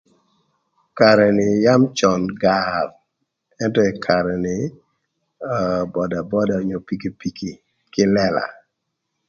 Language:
Thur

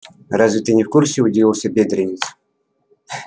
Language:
Russian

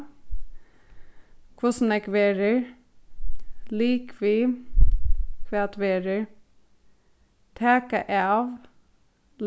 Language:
Faroese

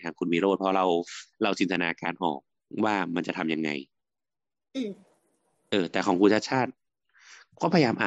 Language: Thai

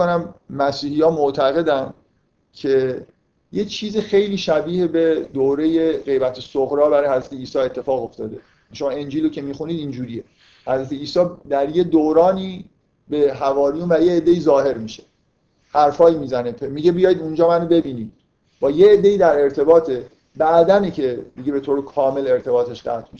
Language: Persian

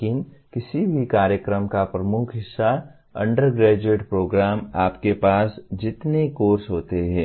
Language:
Hindi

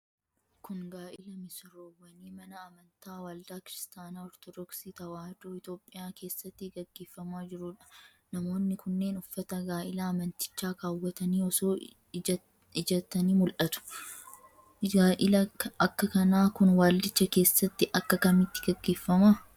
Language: Oromo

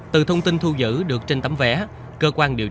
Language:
Vietnamese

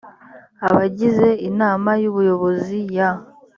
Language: Kinyarwanda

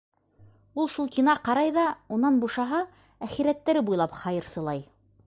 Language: Bashkir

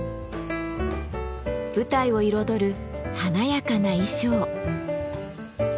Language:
Japanese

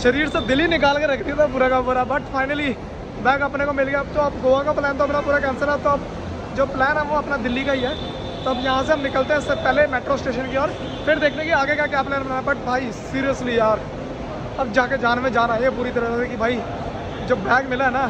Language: Hindi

